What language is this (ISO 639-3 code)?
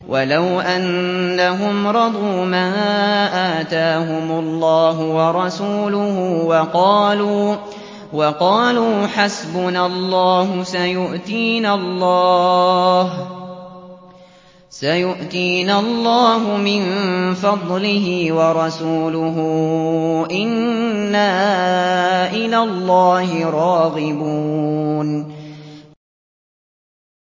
ara